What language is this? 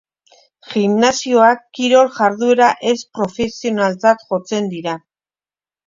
Basque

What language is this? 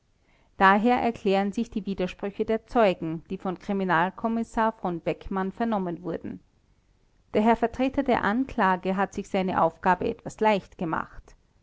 German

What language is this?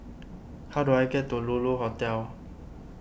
English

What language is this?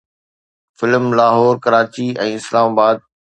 Sindhi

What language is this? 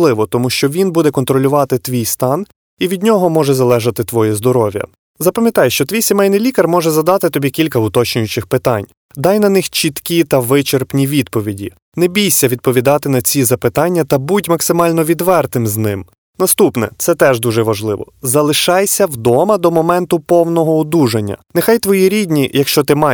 Ukrainian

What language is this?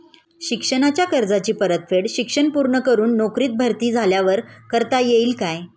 Marathi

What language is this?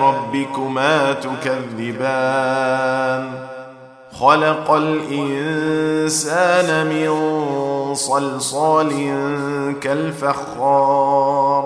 Arabic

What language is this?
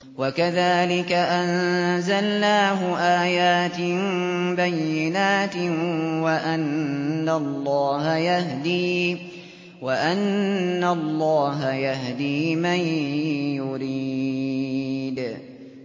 Arabic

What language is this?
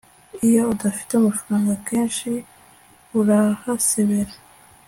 Kinyarwanda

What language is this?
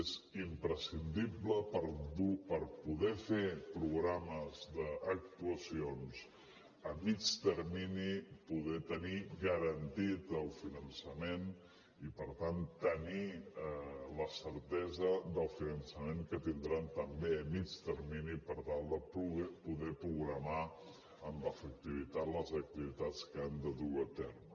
Catalan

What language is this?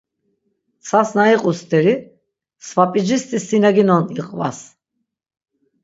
Laz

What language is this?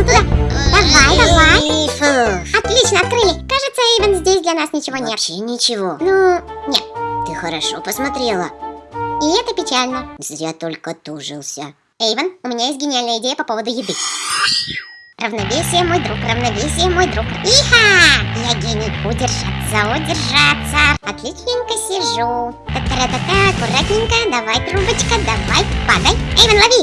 Russian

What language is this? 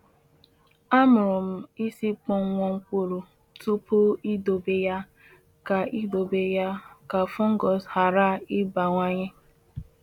Igbo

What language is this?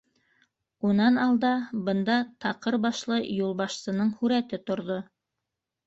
Bashkir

